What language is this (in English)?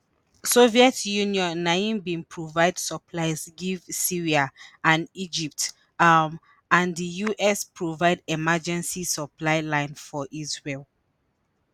Nigerian Pidgin